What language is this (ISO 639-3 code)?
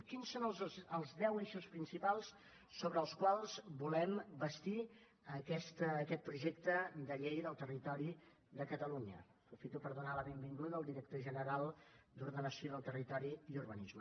cat